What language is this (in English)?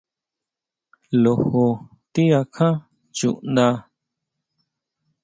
Huautla Mazatec